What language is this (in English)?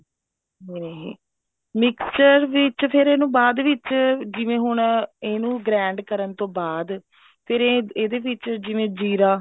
Punjabi